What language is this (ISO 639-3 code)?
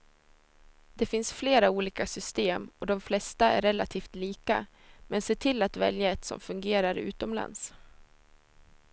swe